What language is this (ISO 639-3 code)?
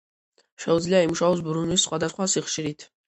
kat